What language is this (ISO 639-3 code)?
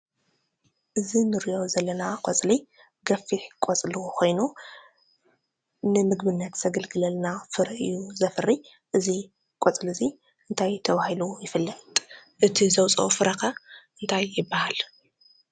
tir